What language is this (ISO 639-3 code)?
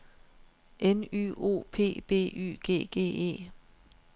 dan